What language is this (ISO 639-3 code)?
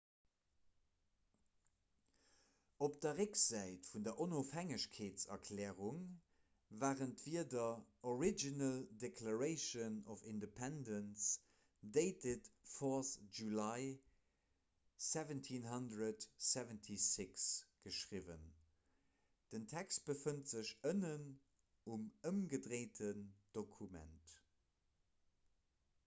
ltz